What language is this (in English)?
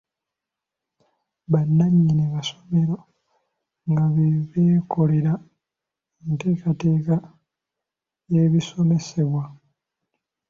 Ganda